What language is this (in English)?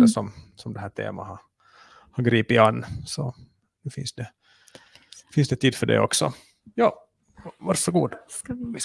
Swedish